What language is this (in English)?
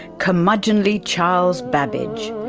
English